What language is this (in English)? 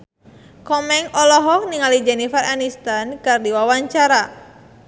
Sundanese